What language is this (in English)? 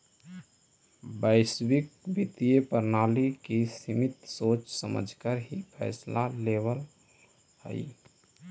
Magahi